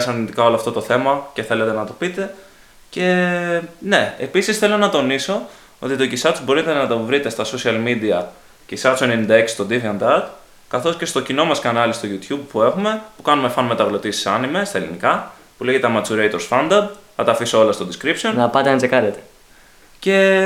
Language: Greek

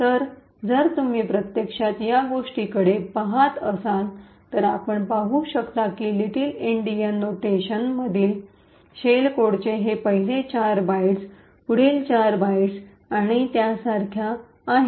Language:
Marathi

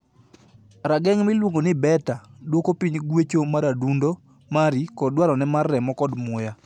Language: Luo (Kenya and Tanzania)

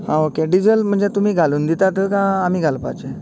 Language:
Konkani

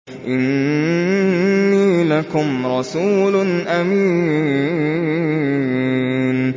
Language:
Arabic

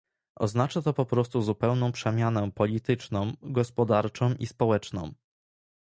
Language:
Polish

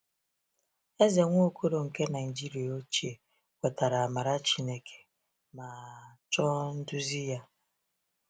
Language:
Igbo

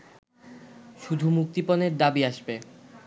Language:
Bangla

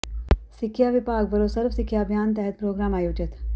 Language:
Punjabi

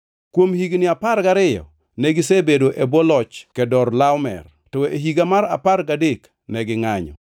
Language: Luo (Kenya and Tanzania)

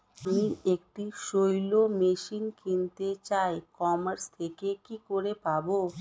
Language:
Bangla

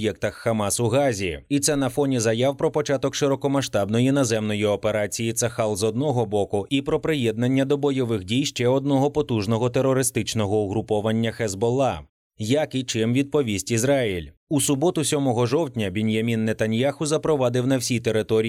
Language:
Ukrainian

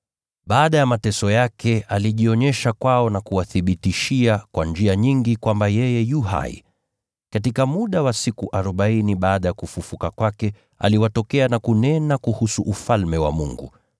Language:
Swahili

